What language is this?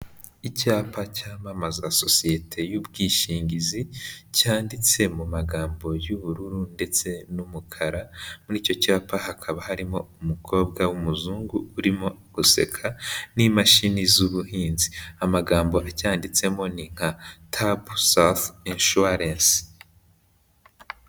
Kinyarwanda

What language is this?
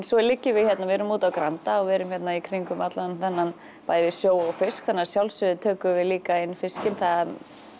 Icelandic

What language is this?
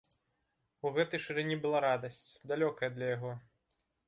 Belarusian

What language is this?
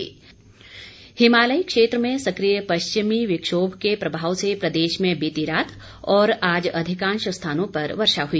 Hindi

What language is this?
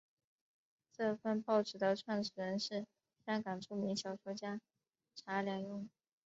Chinese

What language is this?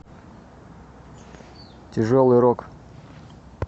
Russian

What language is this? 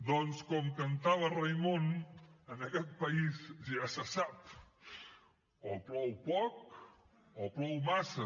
Catalan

